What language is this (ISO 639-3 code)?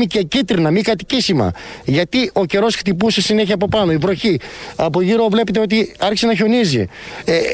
ell